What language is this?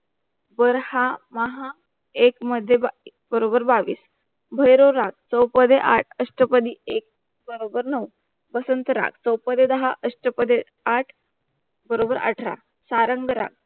Marathi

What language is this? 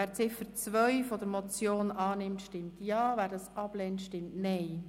Swiss German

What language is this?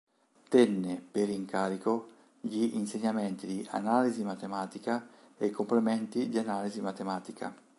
Italian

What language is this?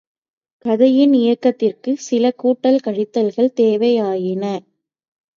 Tamil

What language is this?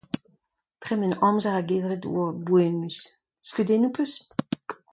Breton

